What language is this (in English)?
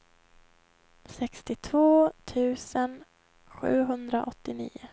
Swedish